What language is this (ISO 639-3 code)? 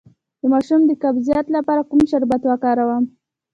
pus